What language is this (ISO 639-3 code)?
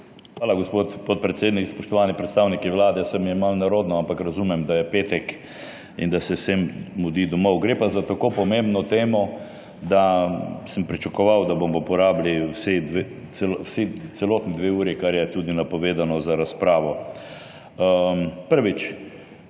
slv